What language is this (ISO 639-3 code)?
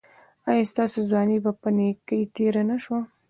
pus